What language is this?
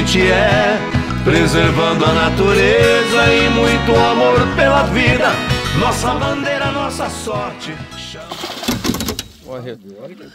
Portuguese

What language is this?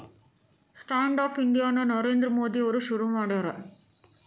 Kannada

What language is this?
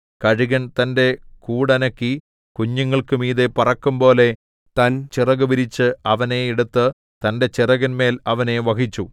Malayalam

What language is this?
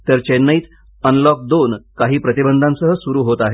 Marathi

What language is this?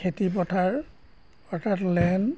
Assamese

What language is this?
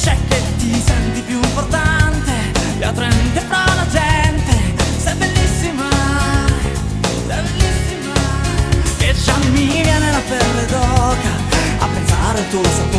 Italian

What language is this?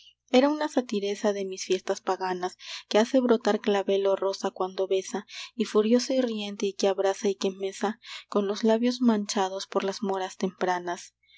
Spanish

